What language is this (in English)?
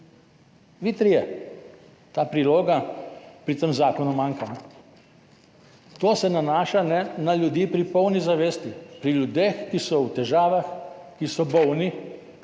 Slovenian